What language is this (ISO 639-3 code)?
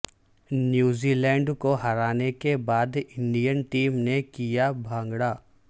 urd